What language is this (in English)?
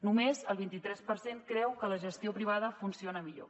Catalan